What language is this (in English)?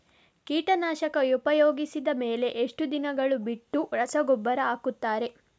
Kannada